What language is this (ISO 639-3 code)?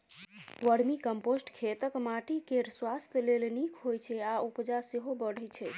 mai